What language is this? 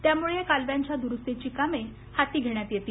Marathi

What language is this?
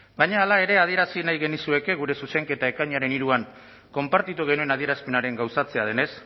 Basque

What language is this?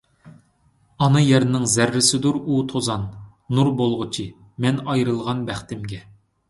Uyghur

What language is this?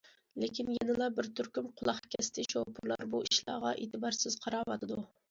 Uyghur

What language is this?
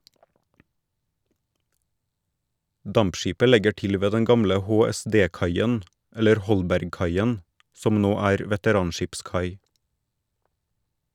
Norwegian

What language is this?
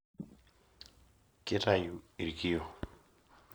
Masai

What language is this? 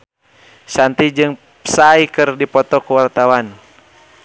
Sundanese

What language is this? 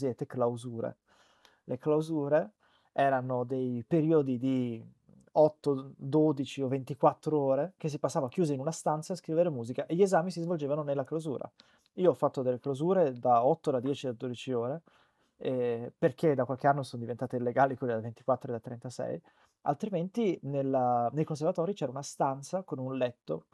Italian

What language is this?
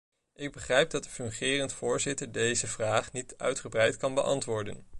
Dutch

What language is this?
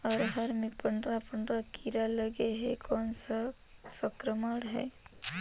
Chhattisgarhi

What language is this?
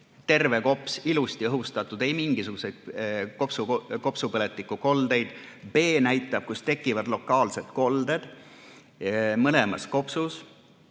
Estonian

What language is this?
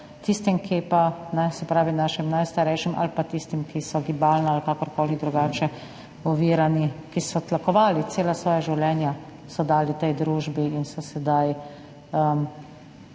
Slovenian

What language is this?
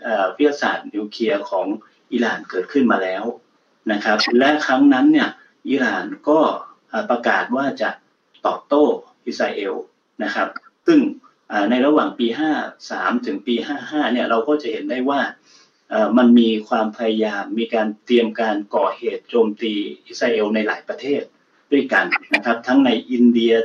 Thai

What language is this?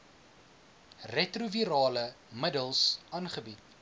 Afrikaans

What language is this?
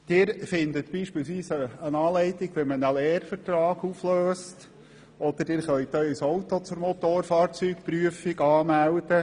Swiss German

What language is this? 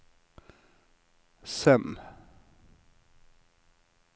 Norwegian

